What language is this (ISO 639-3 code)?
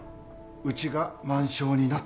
jpn